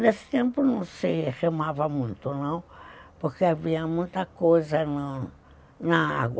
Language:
Portuguese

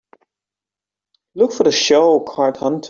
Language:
English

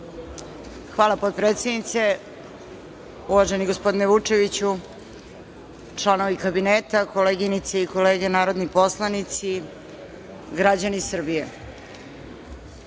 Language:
Serbian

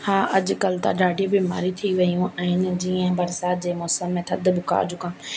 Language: Sindhi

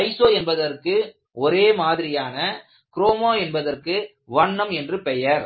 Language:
Tamil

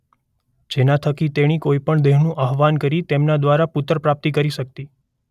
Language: Gujarati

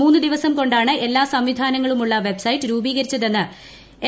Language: Malayalam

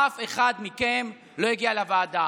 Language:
Hebrew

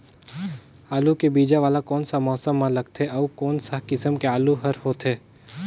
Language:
Chhattisgarhi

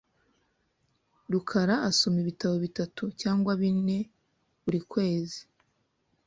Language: Kinyarwanda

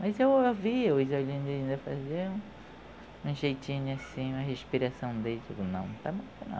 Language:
Portuguese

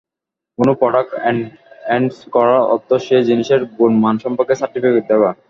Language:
Bangla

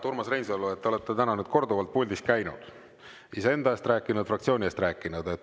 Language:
Estonian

